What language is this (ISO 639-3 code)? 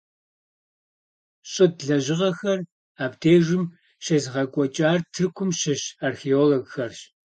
kbd